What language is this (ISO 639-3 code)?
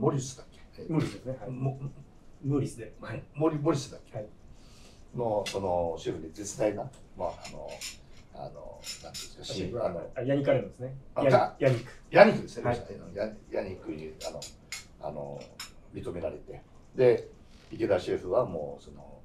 jpn